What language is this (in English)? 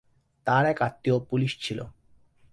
Bangla